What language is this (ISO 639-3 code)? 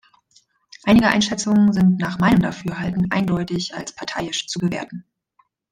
deu